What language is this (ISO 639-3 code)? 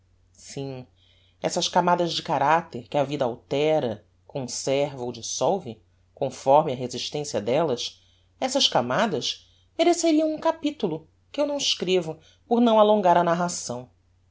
por